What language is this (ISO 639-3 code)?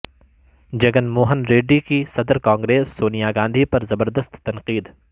urd